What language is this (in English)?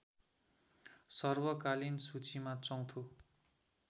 Nepali